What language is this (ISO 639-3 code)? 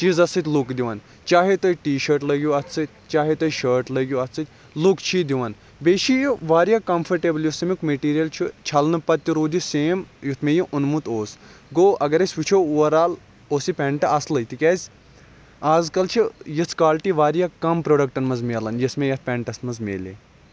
kas